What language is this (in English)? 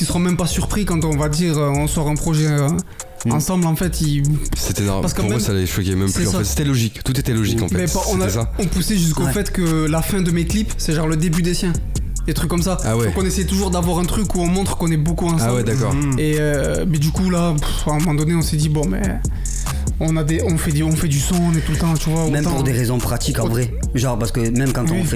French